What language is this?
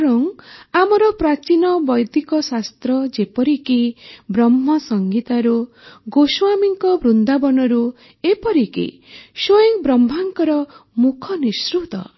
Odia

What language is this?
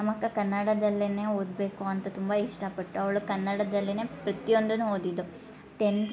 Kannada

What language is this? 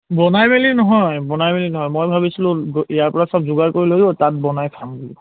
Assamese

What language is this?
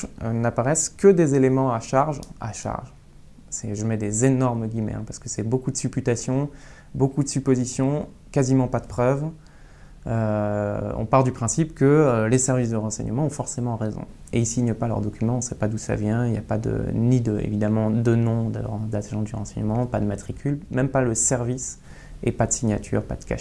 French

